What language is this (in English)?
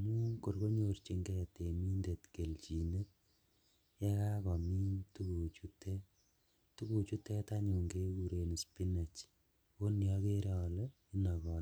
Kalenjin